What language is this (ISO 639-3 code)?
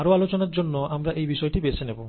ben